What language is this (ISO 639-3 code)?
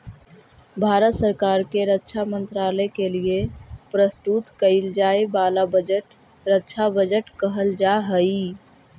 mag